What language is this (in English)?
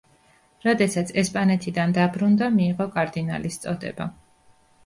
Georgian